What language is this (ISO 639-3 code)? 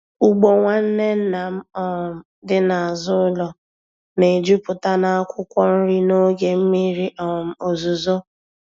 ibo